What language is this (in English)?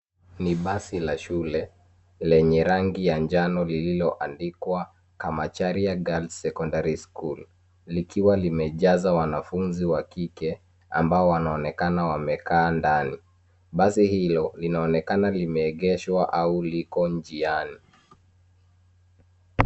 Swahili